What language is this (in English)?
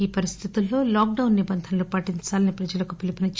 Telugu